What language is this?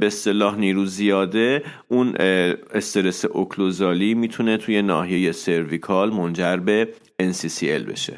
Persian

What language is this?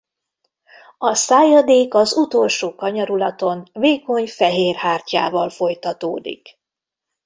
Hungarian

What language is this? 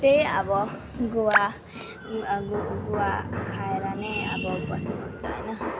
Nepali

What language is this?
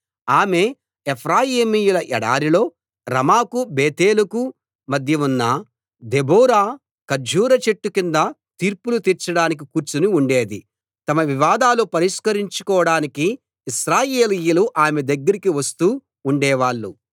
Telugu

